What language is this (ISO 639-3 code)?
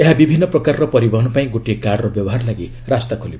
ori